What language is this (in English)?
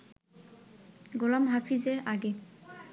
Bangla